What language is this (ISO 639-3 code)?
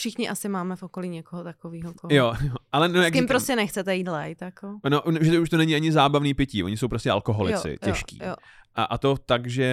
ces